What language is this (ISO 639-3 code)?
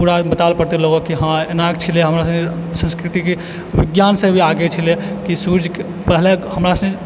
mai